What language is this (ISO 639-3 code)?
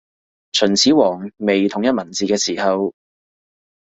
yue